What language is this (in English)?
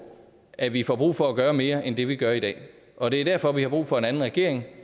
Danish